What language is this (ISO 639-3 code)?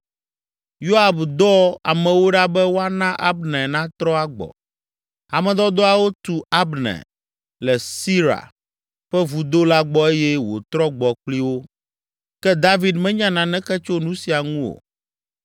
ewe